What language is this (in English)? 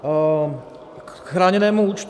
Czech